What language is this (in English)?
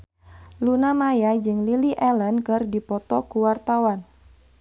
Sundanese